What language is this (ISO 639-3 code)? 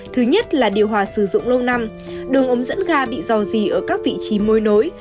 vie